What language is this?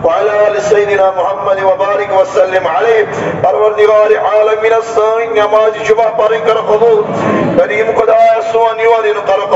Arabic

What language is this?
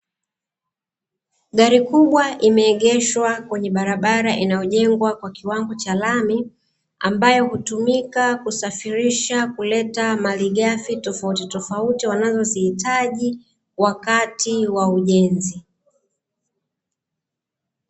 Swahili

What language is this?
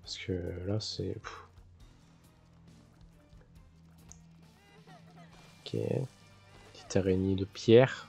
French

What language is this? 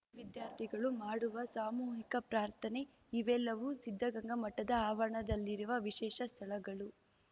Kannada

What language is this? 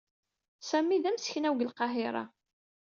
Kabyle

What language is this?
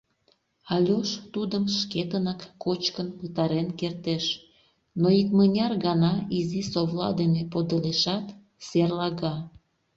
Mari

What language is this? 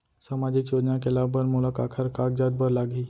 Chhattisgarhi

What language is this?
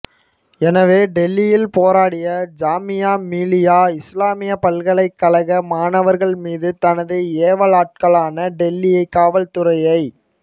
Tamil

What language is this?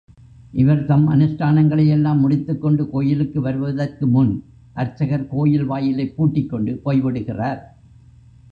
Tamil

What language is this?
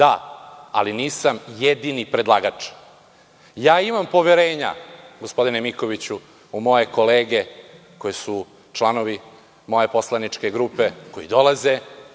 Serbian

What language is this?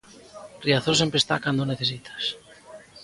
Galician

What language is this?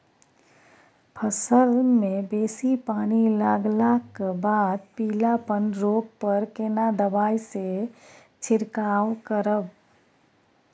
Maithili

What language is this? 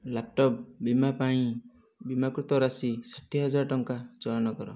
Odia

